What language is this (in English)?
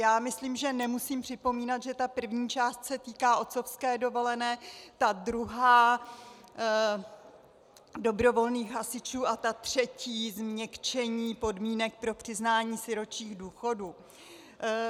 Czech